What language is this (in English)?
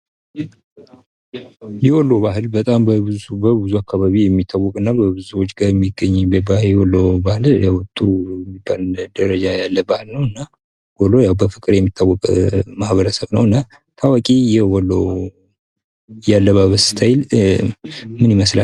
Amharic